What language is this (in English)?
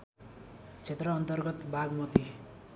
Nepali